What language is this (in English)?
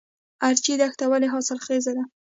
Pashto